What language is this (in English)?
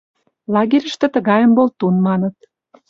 Mari